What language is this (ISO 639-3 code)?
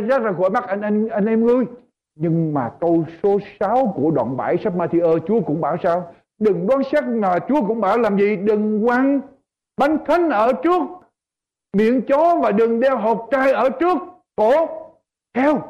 vie